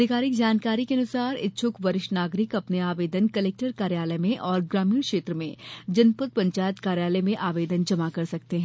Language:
Hindi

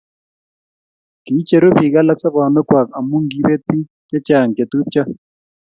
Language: Kalenjin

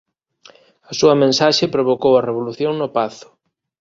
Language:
Galician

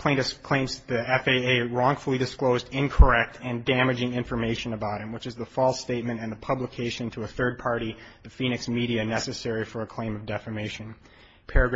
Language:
English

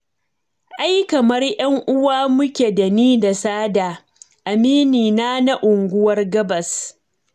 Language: Hausa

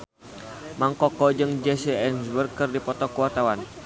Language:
Sundanese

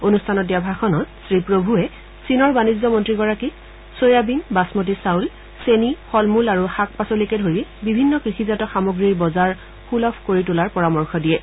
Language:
Assamese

